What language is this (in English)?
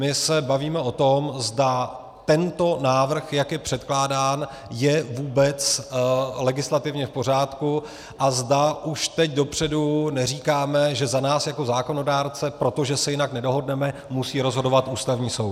Czech